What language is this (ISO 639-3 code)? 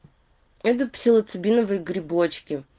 rus